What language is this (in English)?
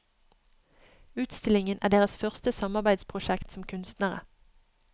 Norwegian